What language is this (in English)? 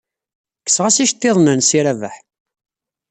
Kabyle